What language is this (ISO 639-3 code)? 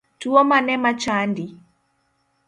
luo